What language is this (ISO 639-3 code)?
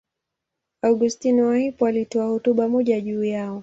swa